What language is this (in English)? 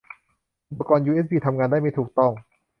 Thai